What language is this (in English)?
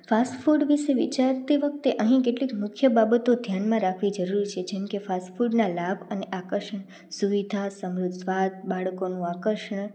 Gujarati